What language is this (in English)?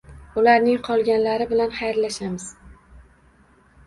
Uzbek